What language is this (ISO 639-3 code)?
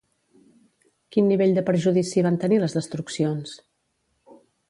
cat